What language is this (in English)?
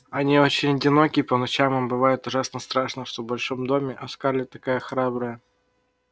Russian